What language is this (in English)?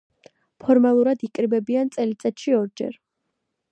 Georgian